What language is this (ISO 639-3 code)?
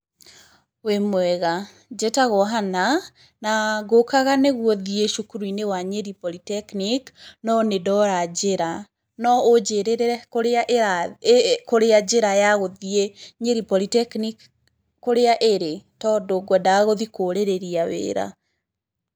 kik